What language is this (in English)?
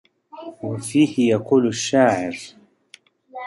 Arabic